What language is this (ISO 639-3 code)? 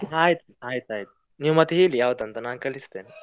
kan